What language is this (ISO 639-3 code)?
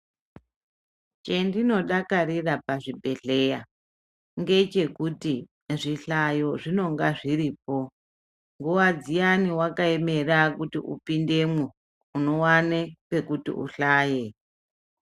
ndc